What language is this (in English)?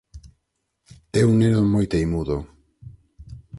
Galician